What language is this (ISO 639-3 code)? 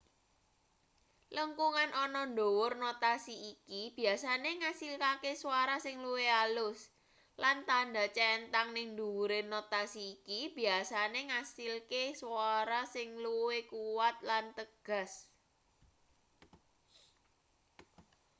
jav